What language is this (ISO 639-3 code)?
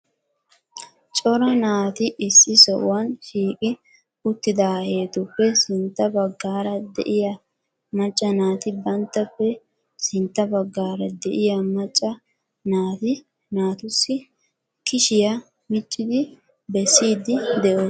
wal